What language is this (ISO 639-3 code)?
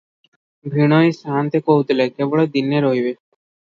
ori